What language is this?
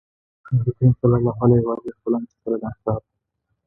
Pashto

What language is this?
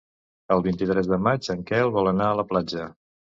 Catalan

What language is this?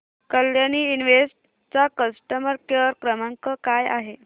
Marathi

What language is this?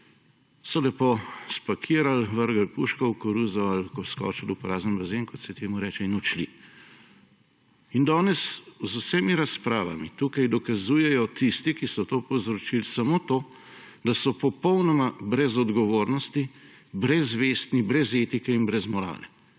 Slovenian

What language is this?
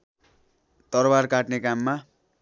Nepali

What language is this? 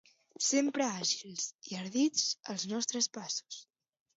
Catalan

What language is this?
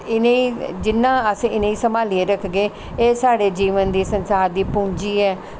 Dogri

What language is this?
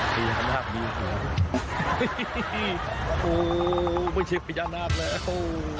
Thai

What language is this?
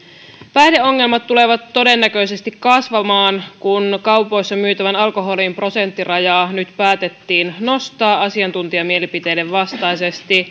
Finnish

